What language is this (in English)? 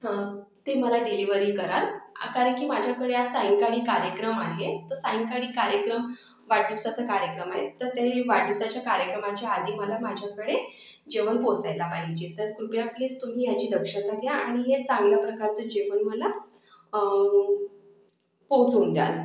Marathi